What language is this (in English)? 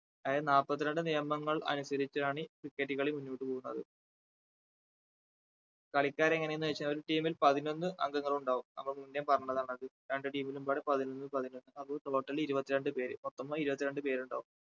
Malayalam